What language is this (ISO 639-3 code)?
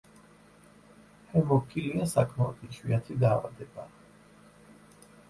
kat